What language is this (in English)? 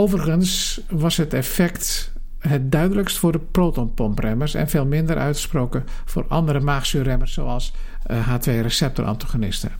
Dutch